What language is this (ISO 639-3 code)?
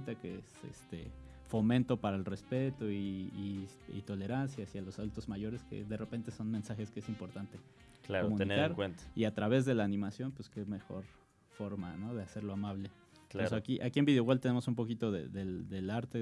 spa